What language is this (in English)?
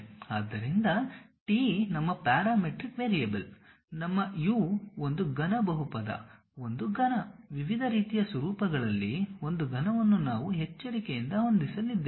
Kannada